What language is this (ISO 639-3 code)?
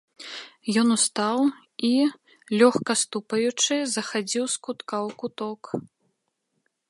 bel